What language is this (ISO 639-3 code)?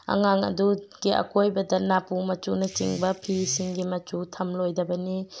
mni